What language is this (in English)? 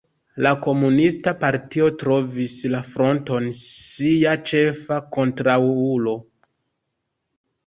Esperanto